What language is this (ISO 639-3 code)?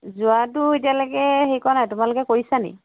asm